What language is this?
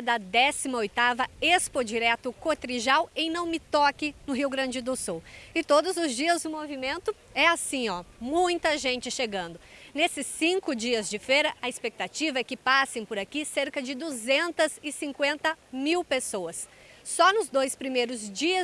Portuguese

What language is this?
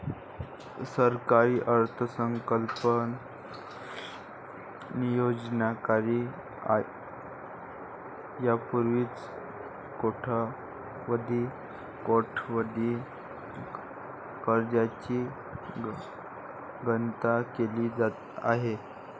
Marathi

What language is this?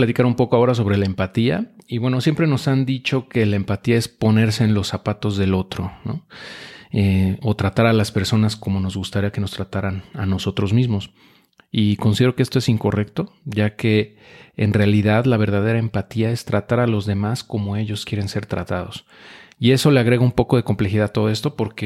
Spanish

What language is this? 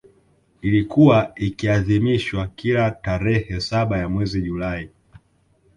Swahili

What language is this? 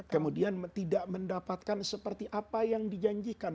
Indonesian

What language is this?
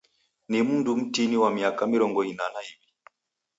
Taita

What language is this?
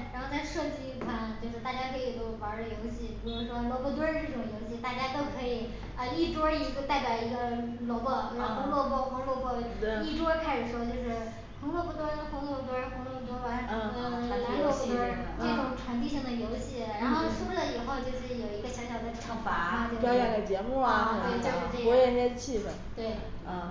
Chinese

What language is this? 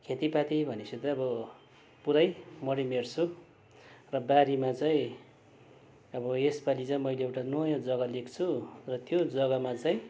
Nepali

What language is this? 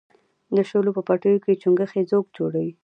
Pashto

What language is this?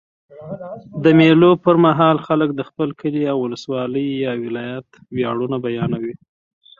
Pashto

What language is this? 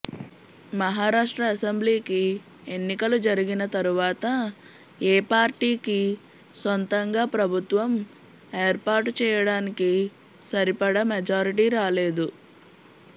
Telugu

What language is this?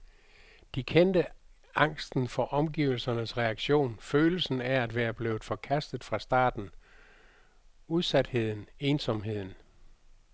Danish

